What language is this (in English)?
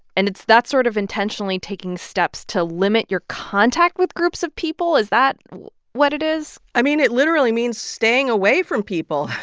English